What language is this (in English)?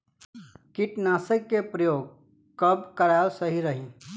Bhojpuri